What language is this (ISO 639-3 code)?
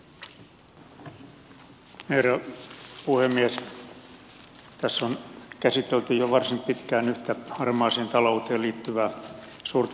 fin